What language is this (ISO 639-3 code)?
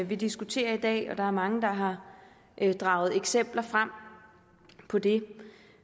dan